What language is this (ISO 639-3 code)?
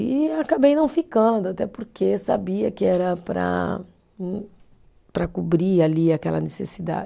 por